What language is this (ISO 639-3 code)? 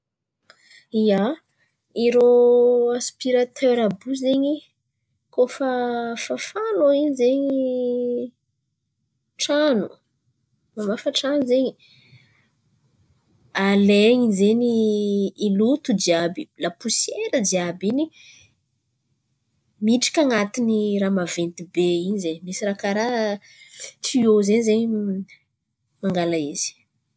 xmv